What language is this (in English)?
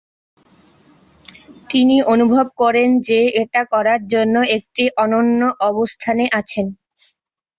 Bangla